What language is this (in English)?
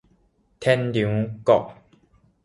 Min Nan Chinese